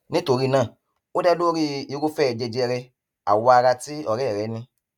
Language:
Yoruba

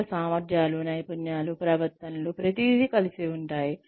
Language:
Telugu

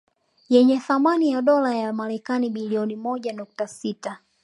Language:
Swahili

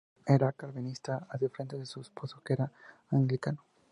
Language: Spanish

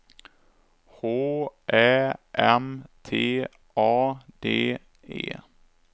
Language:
Swedish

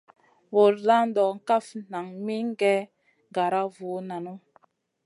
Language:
Masana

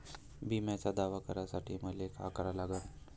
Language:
Marathi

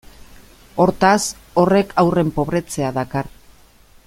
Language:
Basque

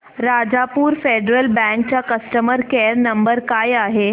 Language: Marathi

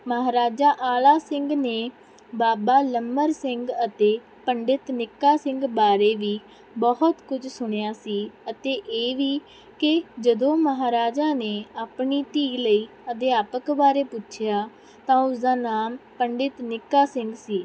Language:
Punjabi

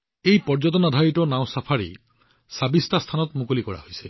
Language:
Assamese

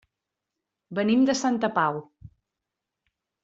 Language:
Catalan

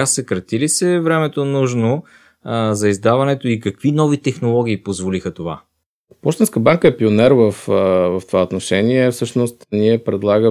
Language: Bulgarian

